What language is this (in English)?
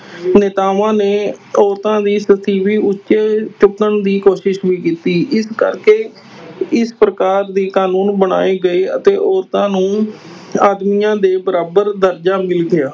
Punjabi